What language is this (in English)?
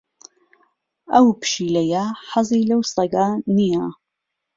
Central Kurdish